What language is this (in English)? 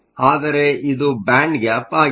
Kannada